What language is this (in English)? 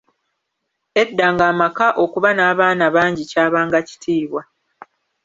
Ganda